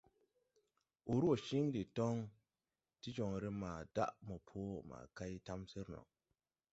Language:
Tupuri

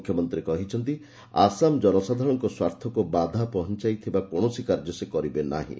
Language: Odia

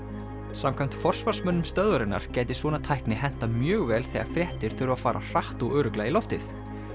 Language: Icelandic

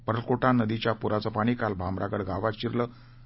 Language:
Marathi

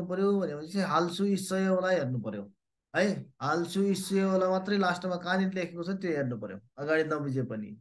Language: Korean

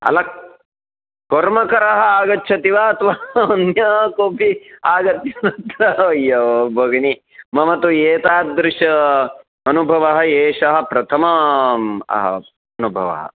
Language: Sanskrit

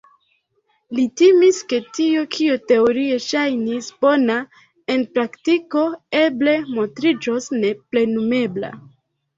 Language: Esperanto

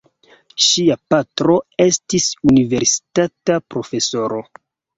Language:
Esperanto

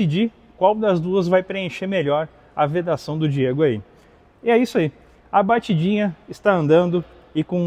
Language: Portuguese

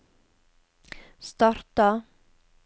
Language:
Norwegian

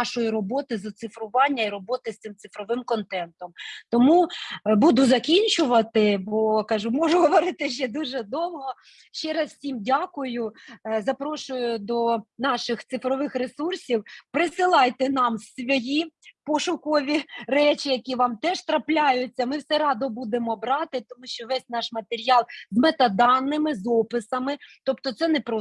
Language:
Ukrainian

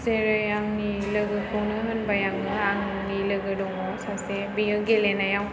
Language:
Bodo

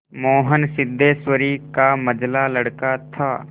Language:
Hindi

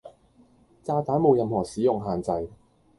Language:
Cantonese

